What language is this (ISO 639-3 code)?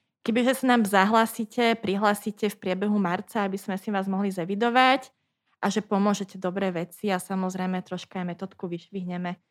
slk